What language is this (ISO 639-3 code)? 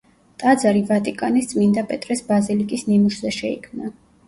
kat